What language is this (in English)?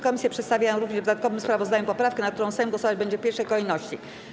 Polish